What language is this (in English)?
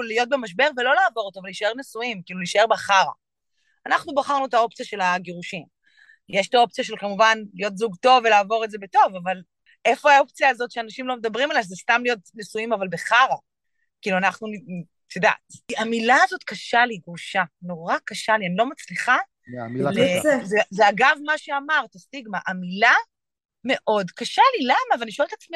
Hebrew